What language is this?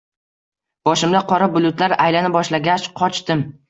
Uzbek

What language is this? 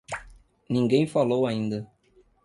Portuguese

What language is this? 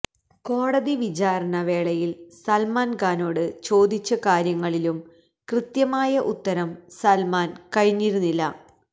Malayalam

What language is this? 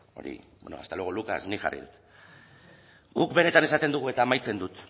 Basque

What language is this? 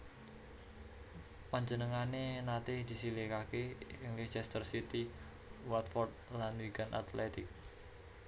Javanese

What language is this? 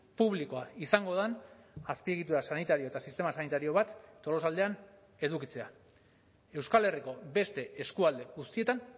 Basque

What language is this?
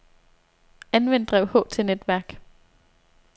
Danish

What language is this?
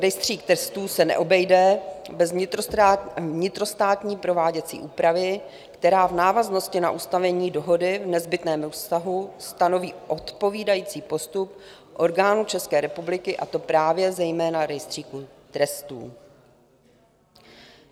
Czech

